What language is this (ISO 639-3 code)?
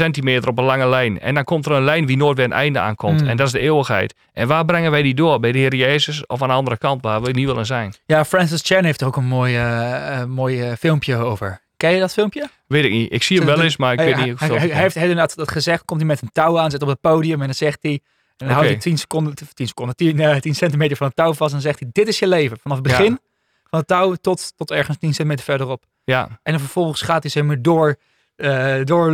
nld